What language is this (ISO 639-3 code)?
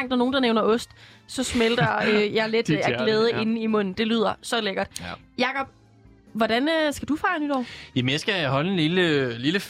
dan